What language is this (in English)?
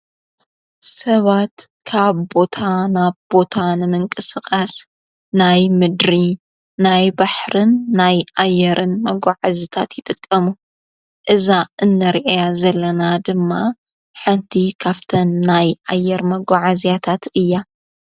Tigrinya